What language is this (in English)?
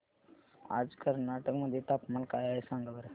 Marathi